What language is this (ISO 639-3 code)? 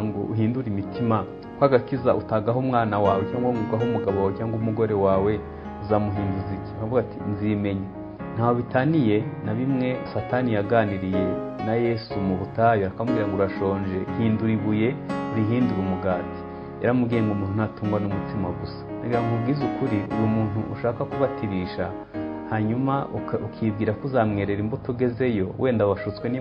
rus